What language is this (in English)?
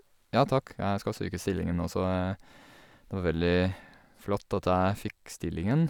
Norwegian